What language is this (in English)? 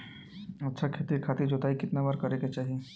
Bhojpuri